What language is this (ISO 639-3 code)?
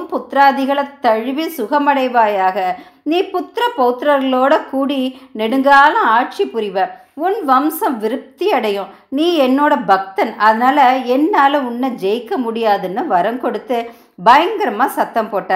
tam